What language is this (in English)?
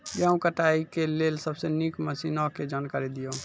Maithili